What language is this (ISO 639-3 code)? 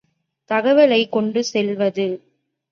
tam